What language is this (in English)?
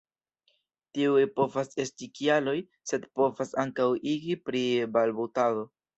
Esperanto